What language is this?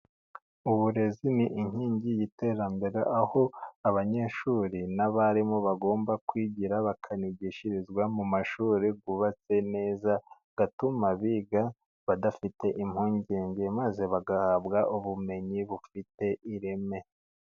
Kinyarwanda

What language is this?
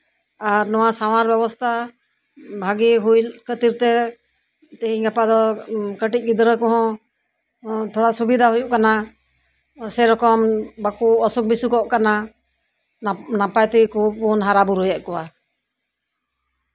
Santali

